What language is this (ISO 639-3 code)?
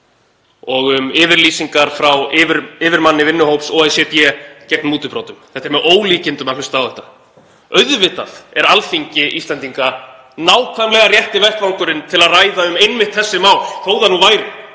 isl